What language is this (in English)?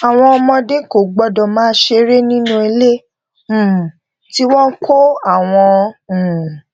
Yoruba